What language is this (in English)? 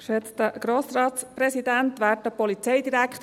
Swiss German